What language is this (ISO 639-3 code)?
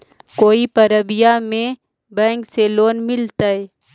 mag